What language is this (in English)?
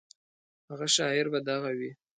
Pashto